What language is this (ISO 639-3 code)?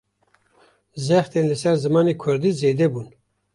kur